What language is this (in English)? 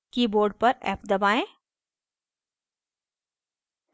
Hindi